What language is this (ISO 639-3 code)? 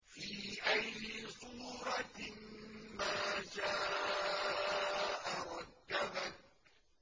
ara